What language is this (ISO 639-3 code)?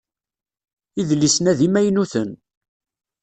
kab